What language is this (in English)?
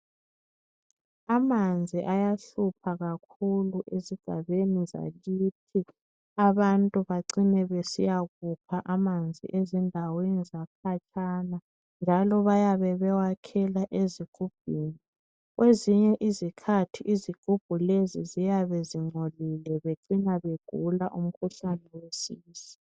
North Ndebele